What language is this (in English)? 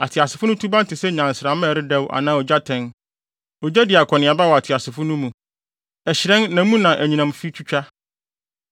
Akan